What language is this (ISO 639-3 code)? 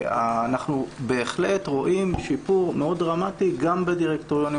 heb